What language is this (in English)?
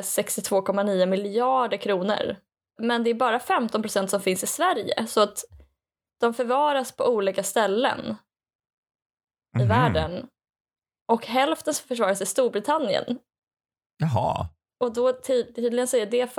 Swedish